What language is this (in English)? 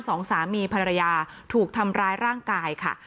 Thai